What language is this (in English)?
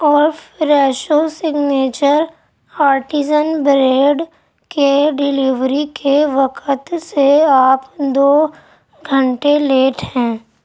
Urdu